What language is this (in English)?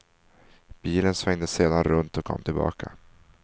Swedish